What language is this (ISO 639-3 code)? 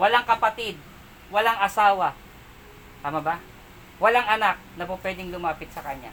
fil